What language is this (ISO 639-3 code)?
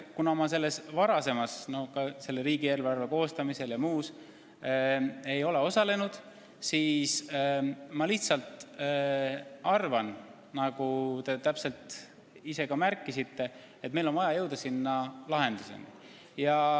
est